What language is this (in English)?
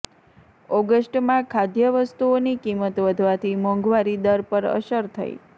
Gujarati